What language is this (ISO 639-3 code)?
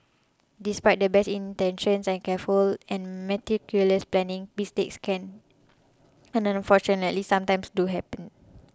eng